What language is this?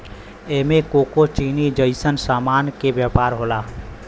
Bhojpuri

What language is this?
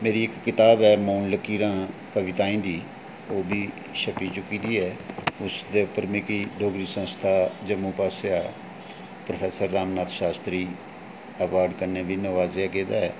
Dogri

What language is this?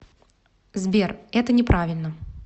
Russian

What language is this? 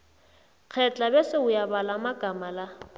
South Ndebele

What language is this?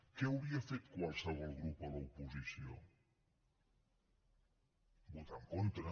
Catalan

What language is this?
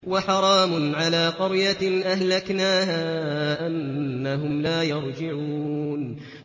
Arabic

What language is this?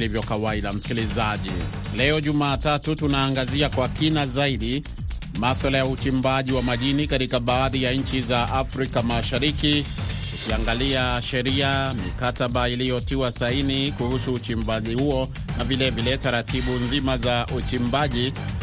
Swahili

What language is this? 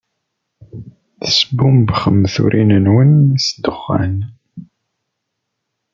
Kabyle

